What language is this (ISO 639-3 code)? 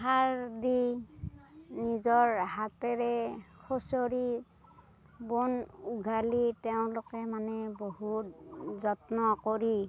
asm